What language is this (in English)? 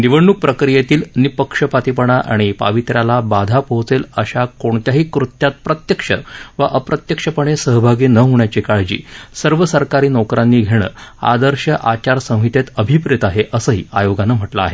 Marathi